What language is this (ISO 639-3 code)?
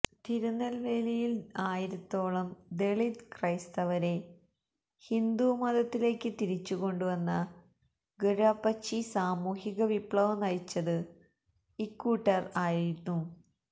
mal